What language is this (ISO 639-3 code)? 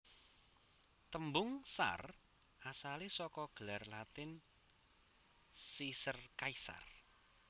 jav